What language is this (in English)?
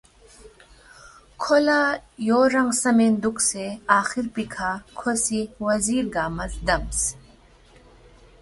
Balti